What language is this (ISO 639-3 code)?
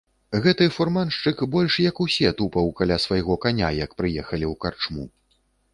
bel